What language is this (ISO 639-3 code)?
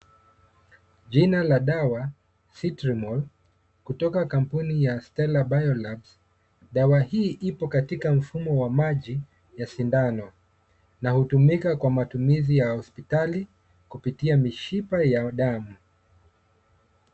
swa